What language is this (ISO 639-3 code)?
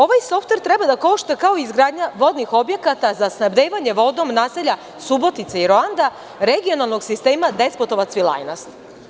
srp